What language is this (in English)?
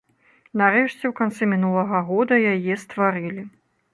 Belarusian